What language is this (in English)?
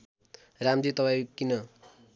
Nepali